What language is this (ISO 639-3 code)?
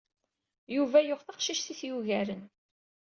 kab